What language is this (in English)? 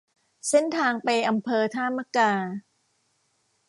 Thai